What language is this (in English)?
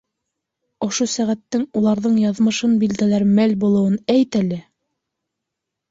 Bashkir